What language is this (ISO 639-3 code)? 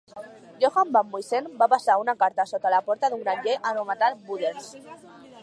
cat